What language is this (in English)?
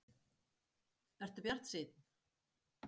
Icelandic